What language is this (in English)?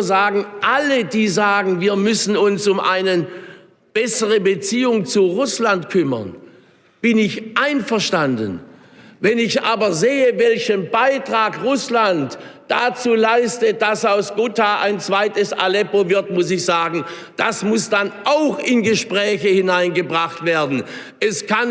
German